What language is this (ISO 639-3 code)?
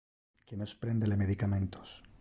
ina